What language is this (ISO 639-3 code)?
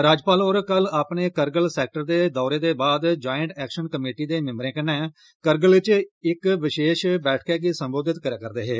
doi